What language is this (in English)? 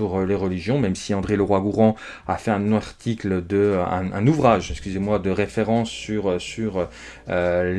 French